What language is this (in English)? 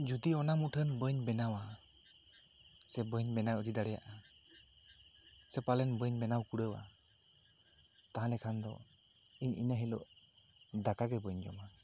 Santali